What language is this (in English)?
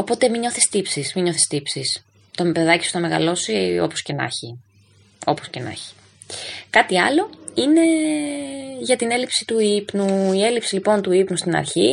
Greek